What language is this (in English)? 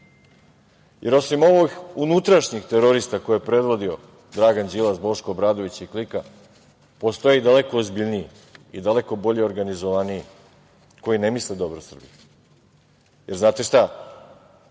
Serbian